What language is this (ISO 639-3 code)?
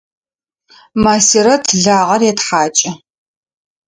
ady